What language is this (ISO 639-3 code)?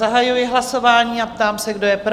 ces